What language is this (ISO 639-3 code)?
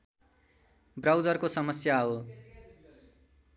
nep